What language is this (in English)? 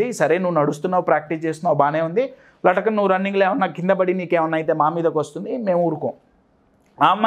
Telugu